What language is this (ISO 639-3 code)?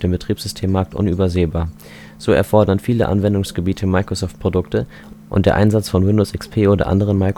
deu